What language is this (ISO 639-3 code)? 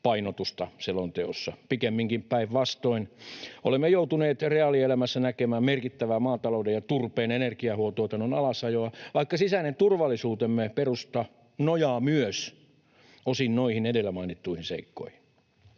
fin